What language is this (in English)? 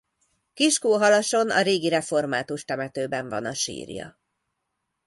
Hungarian